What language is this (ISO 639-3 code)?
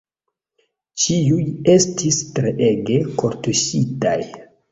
epo